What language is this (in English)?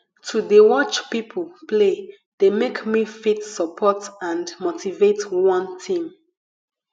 Nigerian Pidgin